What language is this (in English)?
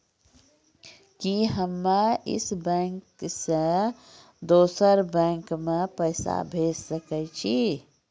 Maithili